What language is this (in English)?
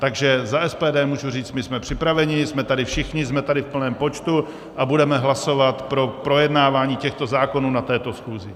Czech